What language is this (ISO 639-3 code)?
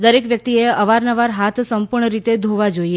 guj